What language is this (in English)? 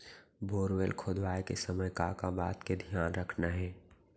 Chhattisgarhi